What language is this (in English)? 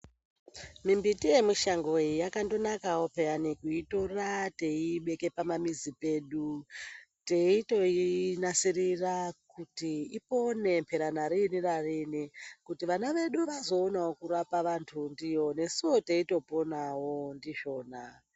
Ndau